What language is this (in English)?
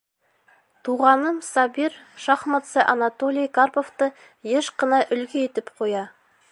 Bashkir